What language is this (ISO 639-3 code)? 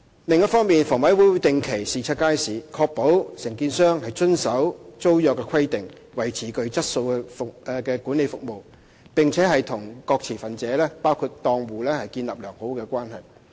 yue